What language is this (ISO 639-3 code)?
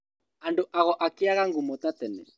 kik